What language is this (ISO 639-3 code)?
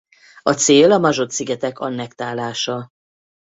hun